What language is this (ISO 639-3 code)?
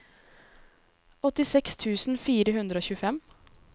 nor